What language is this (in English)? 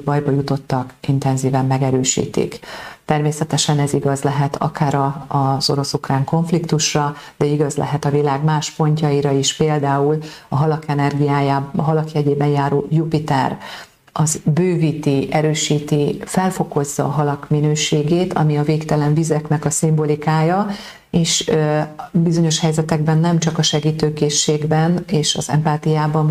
Hungarian